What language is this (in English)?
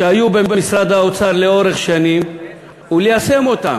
Hebrew